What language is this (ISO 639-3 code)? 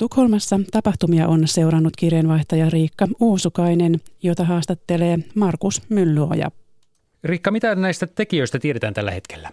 fin